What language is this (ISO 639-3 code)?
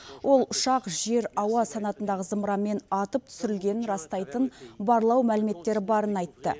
kaz